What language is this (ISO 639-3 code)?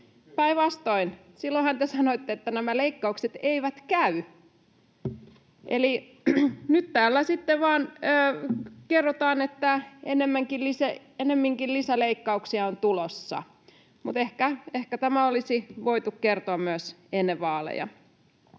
fin